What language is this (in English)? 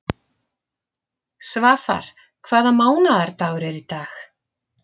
Icelandic